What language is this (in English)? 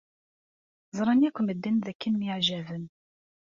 Kabyle